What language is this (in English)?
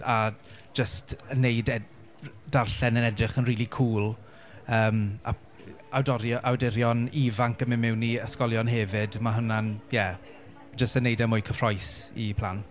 Welsh